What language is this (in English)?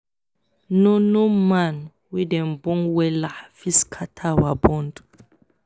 Nigerian Pidgin